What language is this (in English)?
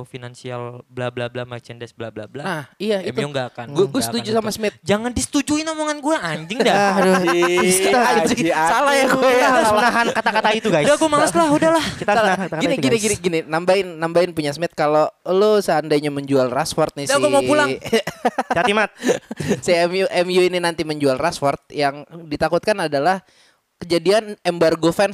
Indonesian